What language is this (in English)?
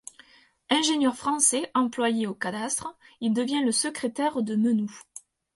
French